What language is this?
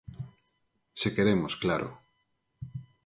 Galician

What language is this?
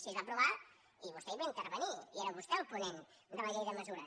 Catalan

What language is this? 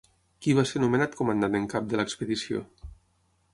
Catalan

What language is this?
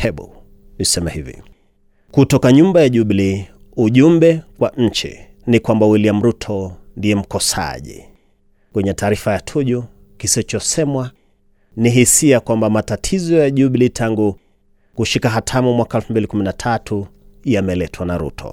Swahili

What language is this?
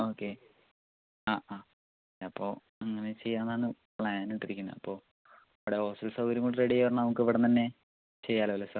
Malayalam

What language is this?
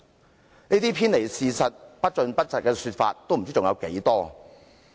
Cantonese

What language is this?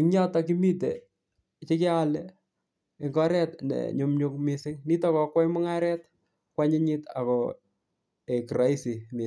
Kalenjin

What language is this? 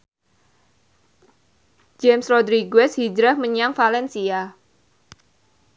Javanese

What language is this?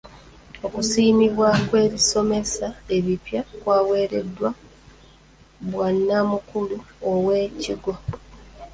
Ganda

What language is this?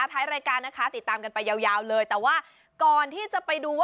Thai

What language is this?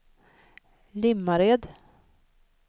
Swedish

